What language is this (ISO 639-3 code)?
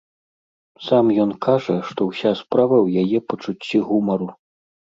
bel